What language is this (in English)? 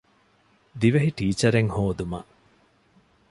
Divehi